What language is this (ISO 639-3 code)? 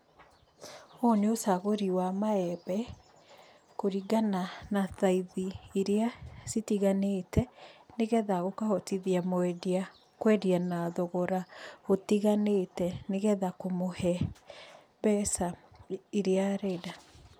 kik